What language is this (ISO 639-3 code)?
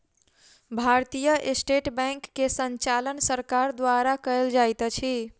mai